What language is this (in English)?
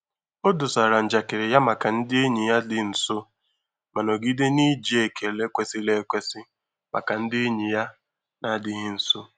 Igbo